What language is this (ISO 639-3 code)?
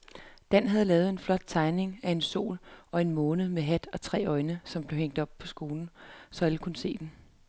dan